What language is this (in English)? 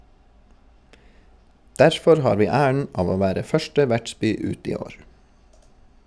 Norwegian